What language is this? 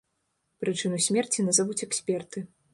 Belarusian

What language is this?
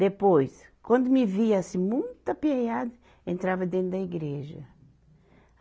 Portuguese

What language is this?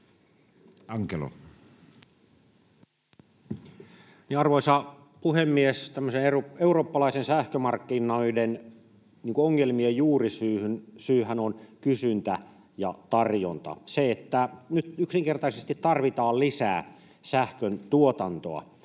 Finnish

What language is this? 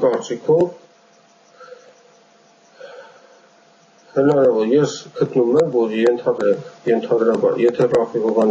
Romanian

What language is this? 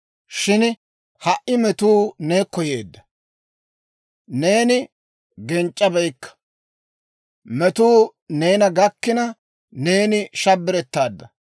Dawro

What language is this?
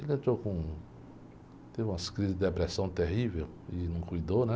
Portuguese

